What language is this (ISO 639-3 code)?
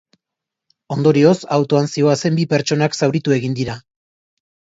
eus